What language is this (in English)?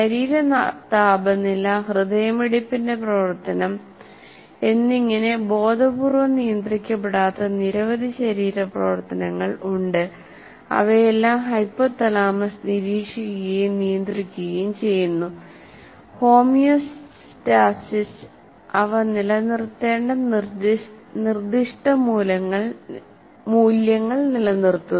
Malayalam